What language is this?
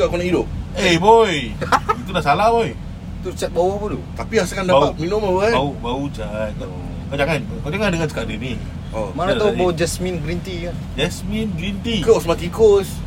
Malay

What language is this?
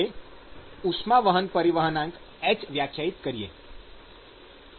Gujarati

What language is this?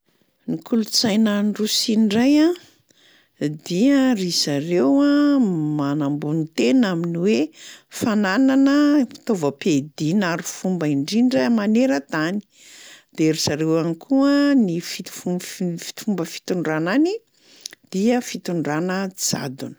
Malagasy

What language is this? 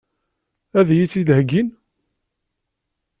Kabyle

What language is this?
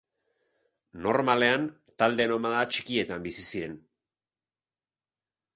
Basque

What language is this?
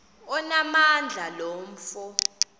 Xhosa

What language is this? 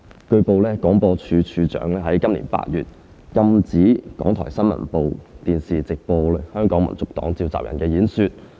Cantonese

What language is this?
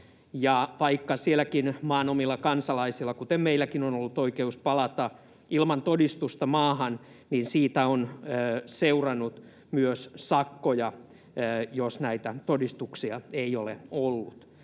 Finnish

